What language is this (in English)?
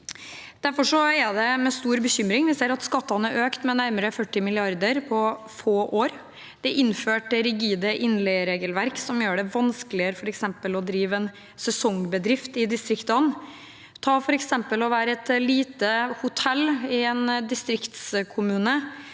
Norwegian